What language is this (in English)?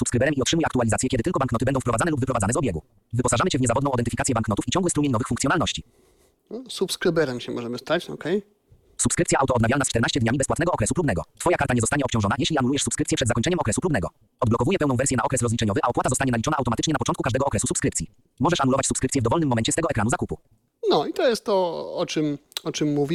Polish